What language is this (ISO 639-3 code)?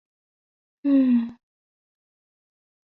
zho